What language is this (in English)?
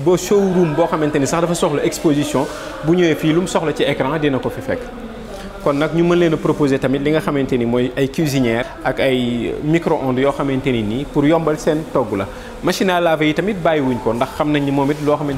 French